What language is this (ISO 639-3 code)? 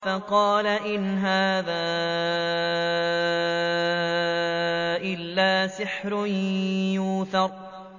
ara